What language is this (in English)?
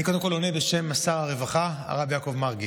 Hebrew